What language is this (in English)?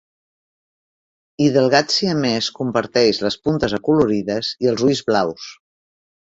Catalan